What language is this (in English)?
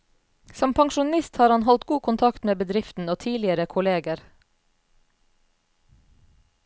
Norwegian